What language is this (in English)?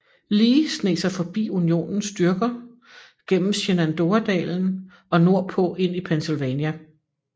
Danish